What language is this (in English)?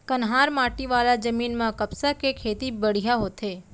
Chhattisgarhi